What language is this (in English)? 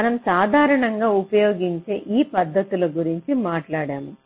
Telugu